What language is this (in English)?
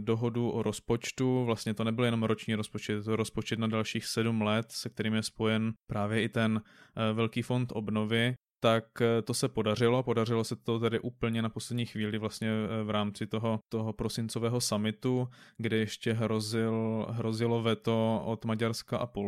Czech